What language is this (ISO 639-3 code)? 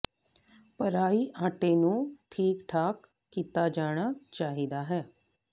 pan